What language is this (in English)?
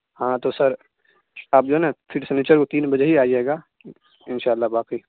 Urdu